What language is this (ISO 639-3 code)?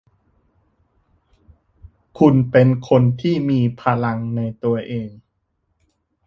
tha